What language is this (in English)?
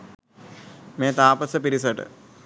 Sinhala